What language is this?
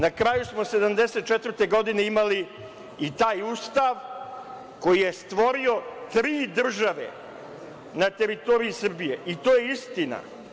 Serbian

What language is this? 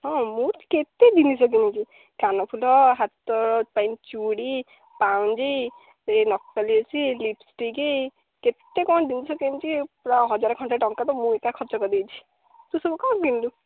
Odia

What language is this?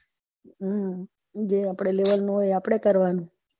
Gujarati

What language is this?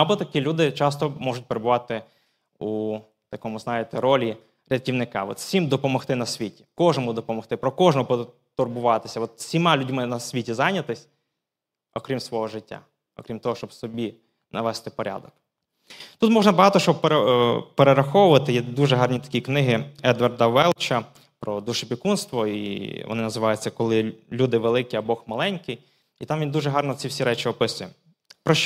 Ukrainian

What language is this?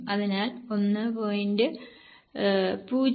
Malayalam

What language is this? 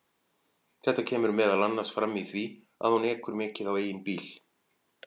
Icelandic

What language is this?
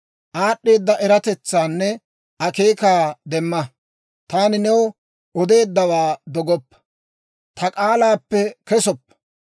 Dawro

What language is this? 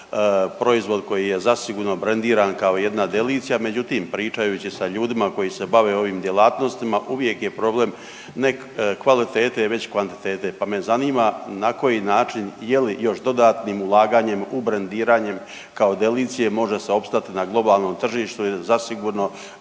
Croatian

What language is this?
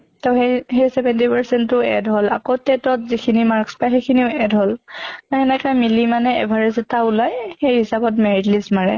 Assamese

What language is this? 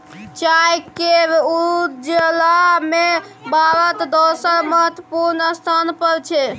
Maithili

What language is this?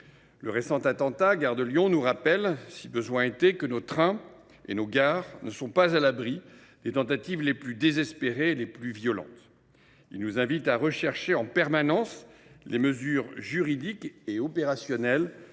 French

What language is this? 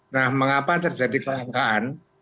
Indonesian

